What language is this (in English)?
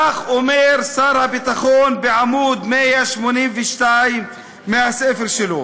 Hebrew